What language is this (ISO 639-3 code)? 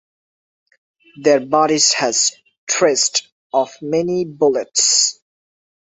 eng